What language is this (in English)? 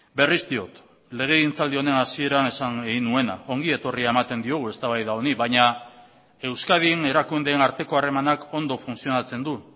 Basque